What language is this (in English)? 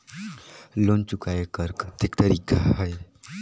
Chhattisgarhi